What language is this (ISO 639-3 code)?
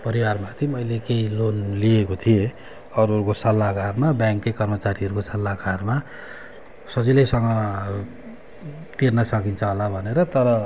nep